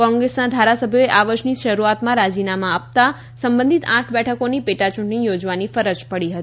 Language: Gujarati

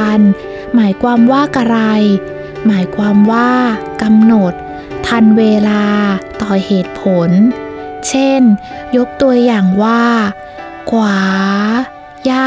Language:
Thai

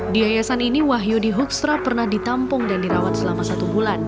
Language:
Indonesian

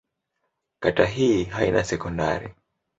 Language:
Swahili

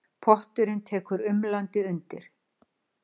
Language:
Icelandic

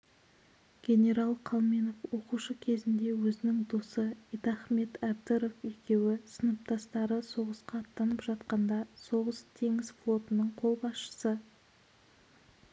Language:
Kazakh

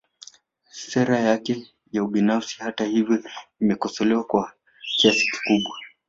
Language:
Swahili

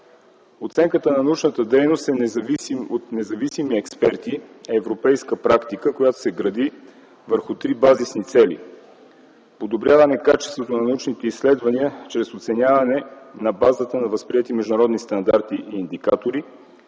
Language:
Bulgarian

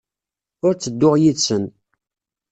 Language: Kabyle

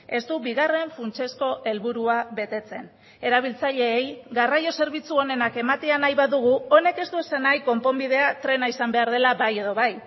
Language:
Basque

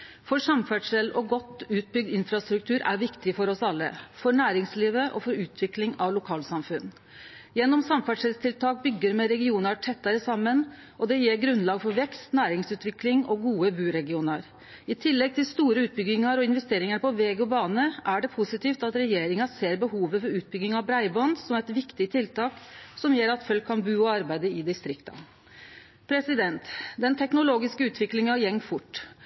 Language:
Norwegian Nynorsk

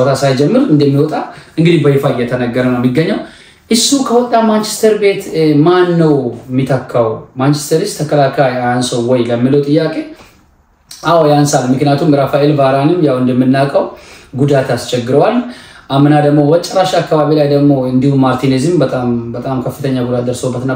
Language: Arabic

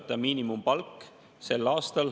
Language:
Estonian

